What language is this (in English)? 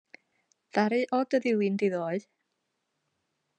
Welsh